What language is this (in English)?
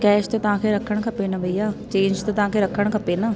Sindhi